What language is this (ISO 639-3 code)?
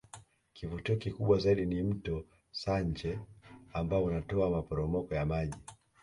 swa